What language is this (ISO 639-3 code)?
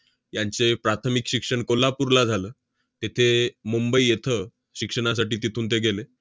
mar